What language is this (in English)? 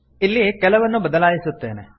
Kannada